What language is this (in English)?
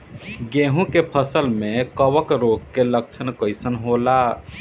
Bhojpuri